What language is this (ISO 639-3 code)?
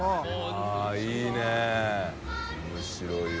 jpn